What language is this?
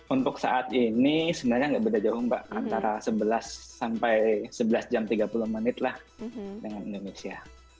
Indonesian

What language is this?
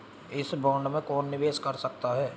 Hindi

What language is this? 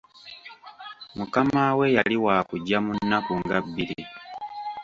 Ganda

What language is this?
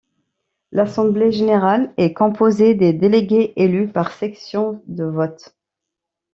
French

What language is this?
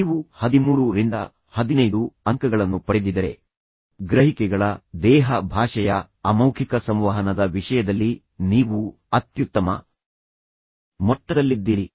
Kannada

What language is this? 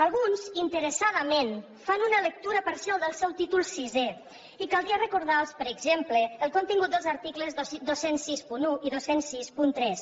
Catalan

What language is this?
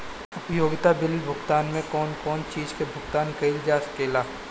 Bhojpuri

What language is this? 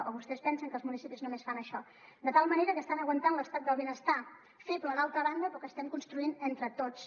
Catalan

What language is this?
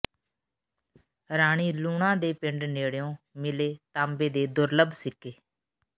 Punjabi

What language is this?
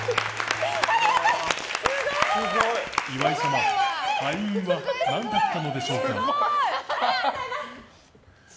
Japanese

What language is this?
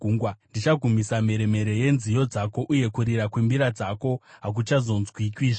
Shona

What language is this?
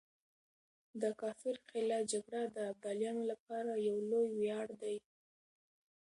Pashto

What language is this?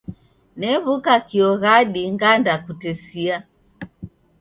Taita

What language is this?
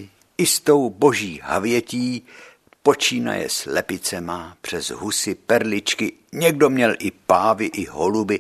Czech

